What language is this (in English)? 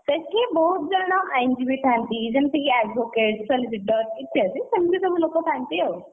Odia